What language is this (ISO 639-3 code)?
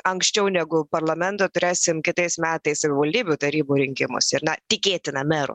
lit